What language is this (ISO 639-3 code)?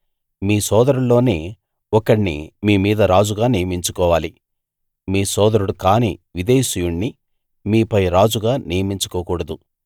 tel